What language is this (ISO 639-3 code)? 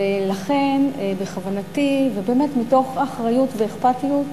heb